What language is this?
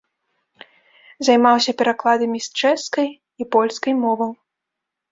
Belarusian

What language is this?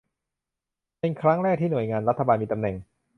Thai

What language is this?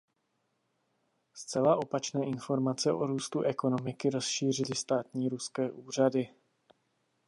Czech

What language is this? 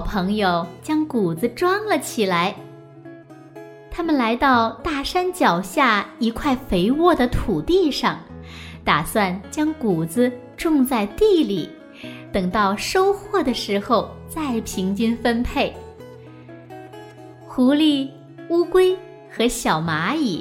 Chinese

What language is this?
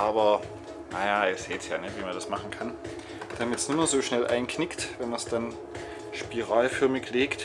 German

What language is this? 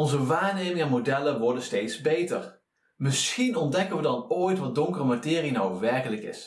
Dutch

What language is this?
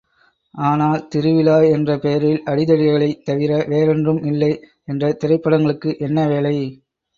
Tamil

